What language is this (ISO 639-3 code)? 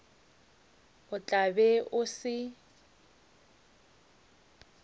nso